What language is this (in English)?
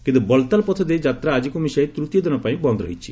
Odia